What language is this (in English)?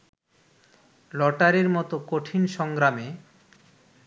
Bangla